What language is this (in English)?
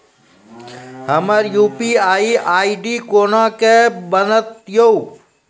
Maithili